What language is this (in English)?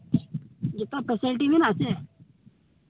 Santali